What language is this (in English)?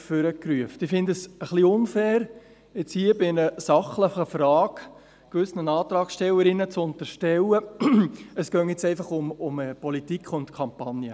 Swiss German